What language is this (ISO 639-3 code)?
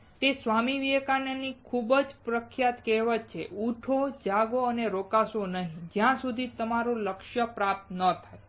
guj